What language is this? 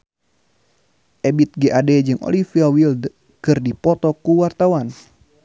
Sundanese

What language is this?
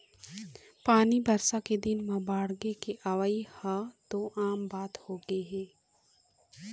Chhattisgarhi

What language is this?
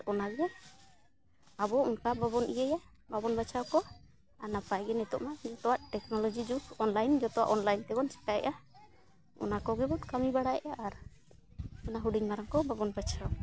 Santali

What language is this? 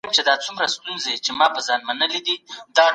Pashto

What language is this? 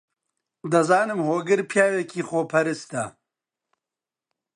Central Kurdish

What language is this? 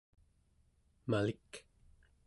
Central Yupik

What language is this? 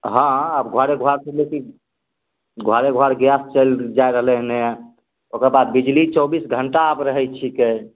Maithili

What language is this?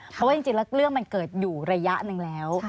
Thai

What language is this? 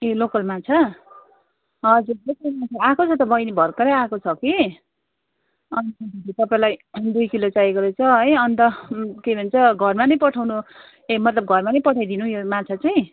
Nepali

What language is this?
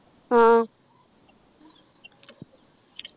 Malayalam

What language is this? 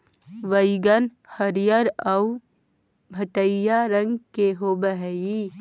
Magahi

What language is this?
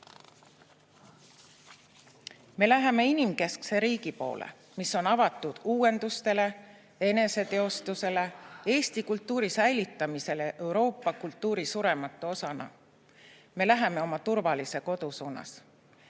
Estonian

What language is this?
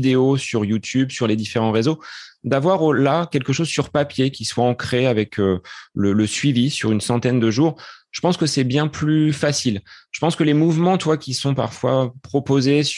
French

